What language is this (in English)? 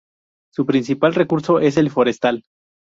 Spanish